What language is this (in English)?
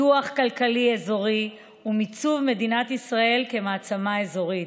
Hebrew